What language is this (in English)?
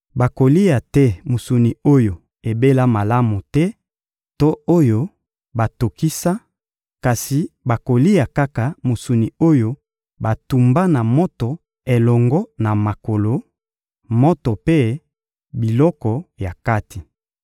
Lingala